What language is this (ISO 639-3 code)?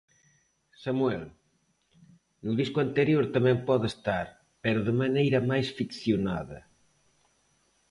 glg